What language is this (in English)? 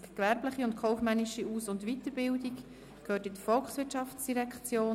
Swiss German